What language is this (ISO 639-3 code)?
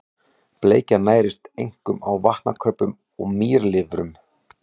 isl